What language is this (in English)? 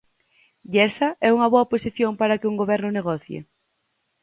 Galician